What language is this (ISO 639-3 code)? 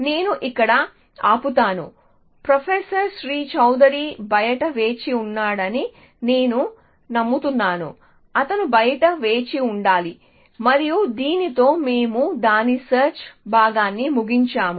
tel